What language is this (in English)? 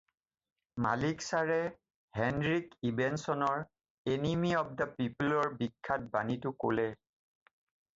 Assamese